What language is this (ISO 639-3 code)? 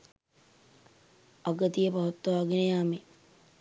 sin